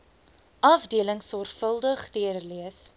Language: Afrikaans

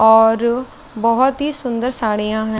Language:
Hindi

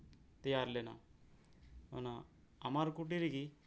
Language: Santali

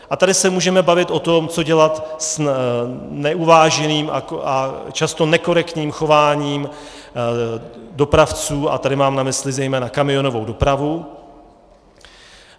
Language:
Czech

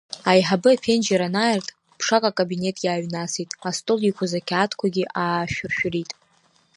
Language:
Abkhazian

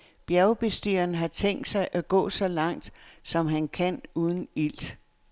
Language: Danish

